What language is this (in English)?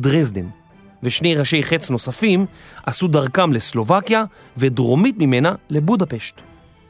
Hebrew